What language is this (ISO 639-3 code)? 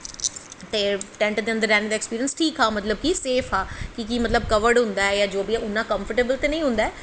doi